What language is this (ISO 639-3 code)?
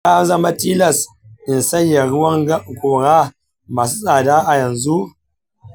hau